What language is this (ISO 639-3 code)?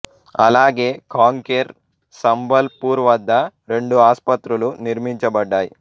tel